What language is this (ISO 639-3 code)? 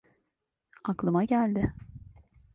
tur